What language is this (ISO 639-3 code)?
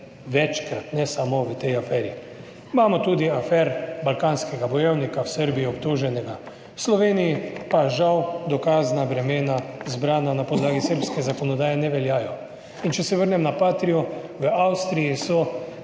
slv